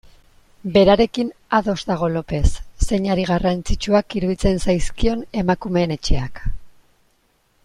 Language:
Basque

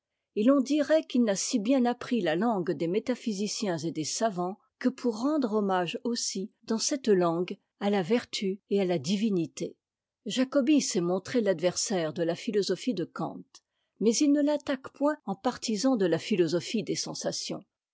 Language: French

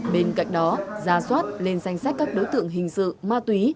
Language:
Vietnamese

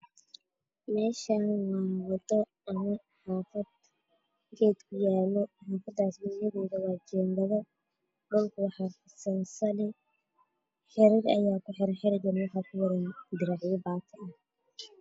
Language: Somali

